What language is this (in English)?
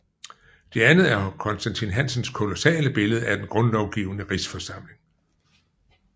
Danish